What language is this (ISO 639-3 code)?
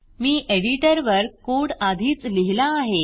mar